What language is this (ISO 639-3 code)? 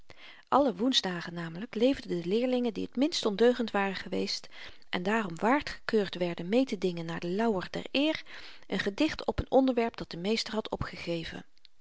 nld